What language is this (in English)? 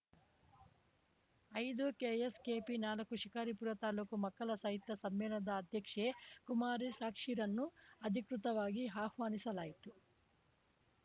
Kannada